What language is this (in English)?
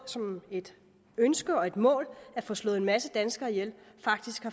Danish